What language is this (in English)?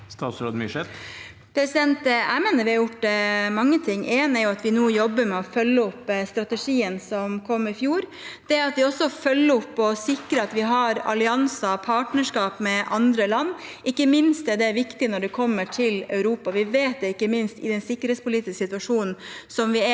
Norwegian